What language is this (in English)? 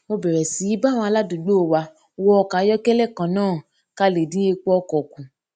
Yoruba